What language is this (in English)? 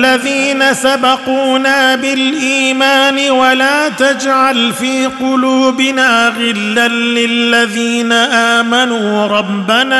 Arabic